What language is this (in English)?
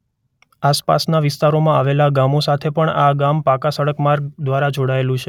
Gujarati